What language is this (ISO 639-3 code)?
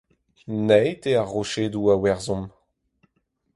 bre